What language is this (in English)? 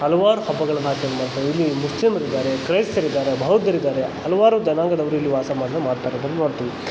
Kannada